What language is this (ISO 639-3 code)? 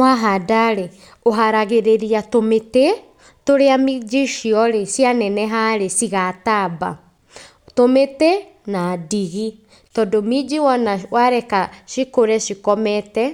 kik